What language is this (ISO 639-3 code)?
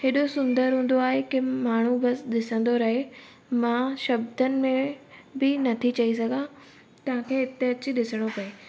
snd